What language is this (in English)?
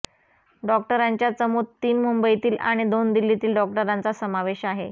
Marathi